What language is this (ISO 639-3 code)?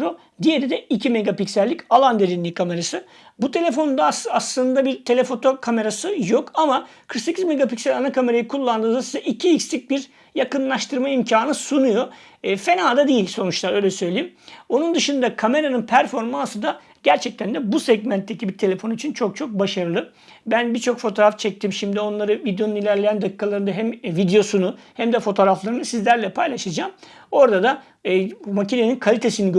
tur